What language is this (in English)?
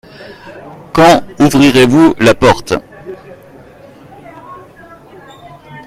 French